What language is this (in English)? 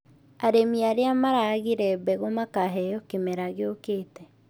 Kikuyu